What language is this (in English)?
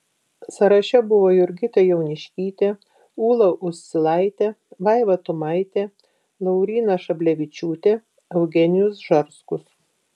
Lithuanian